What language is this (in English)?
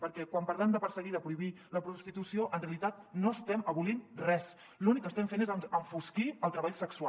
Catalan